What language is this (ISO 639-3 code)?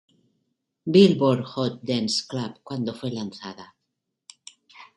spa